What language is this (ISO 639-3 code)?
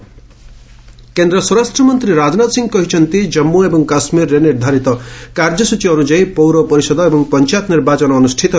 ori